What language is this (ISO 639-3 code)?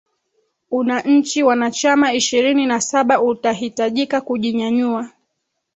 swa